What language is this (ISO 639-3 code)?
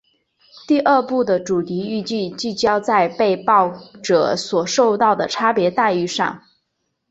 zho